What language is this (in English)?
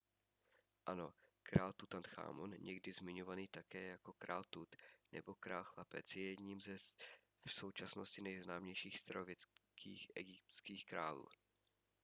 Czech